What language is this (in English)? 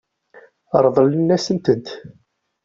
Kabyle